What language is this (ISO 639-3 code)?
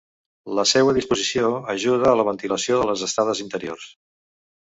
cat